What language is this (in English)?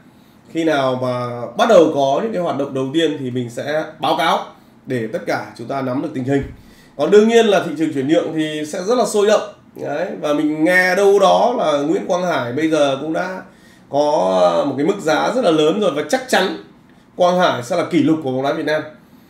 Vietnamese